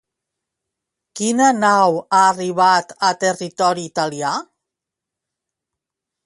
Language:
Catalan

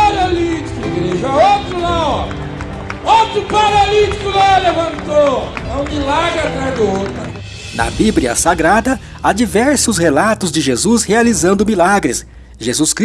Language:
Portuguese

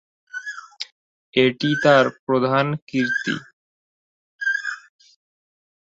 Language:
Bangla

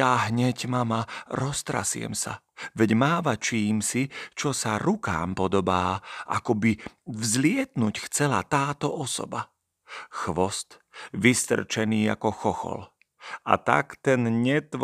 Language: Slovak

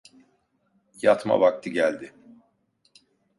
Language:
Turkish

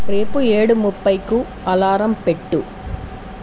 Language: Telugu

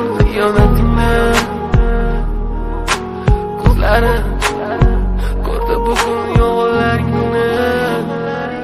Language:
Russian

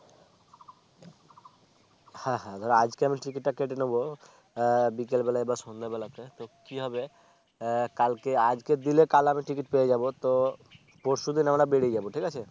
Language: Bangla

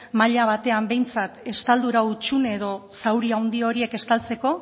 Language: Basque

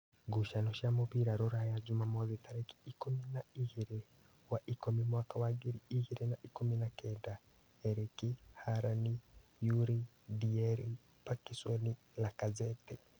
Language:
Kikuyu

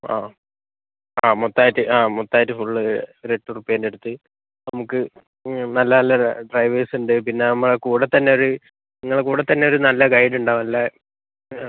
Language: Malayalam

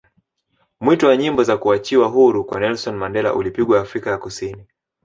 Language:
Swahili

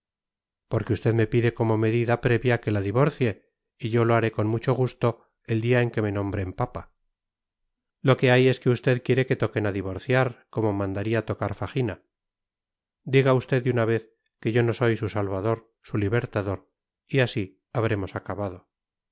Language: Spanish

